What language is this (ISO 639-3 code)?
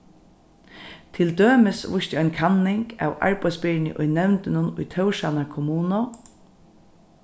fao